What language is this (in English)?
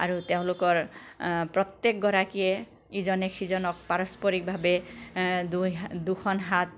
Assamese